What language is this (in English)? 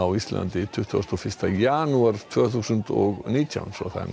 Icelandic